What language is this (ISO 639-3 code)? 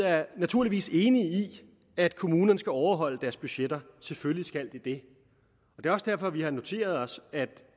dan